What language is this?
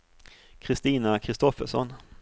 Swedish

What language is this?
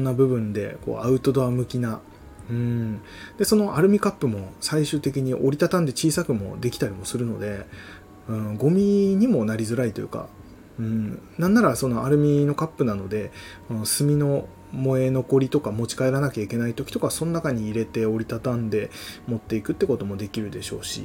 Japanese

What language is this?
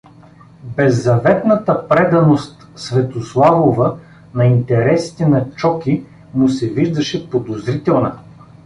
Bulgarian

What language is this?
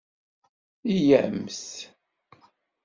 Kabyle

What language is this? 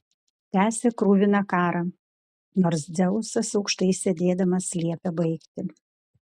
Lithuanian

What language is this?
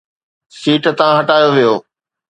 Sindhi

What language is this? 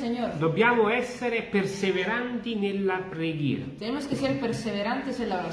Italian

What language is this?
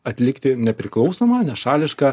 Lithuanian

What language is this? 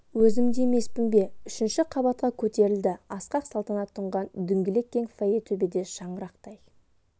Kazakh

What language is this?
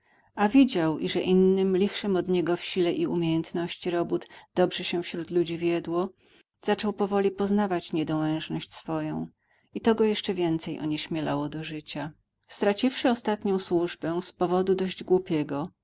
Polish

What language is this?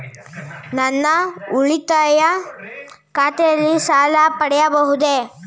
Kannada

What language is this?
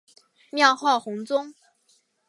Chinese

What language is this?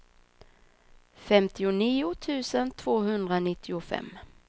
Swedish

